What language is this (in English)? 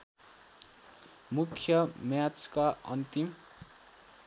Nepali